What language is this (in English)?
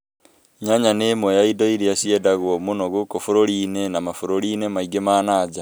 Kikuyu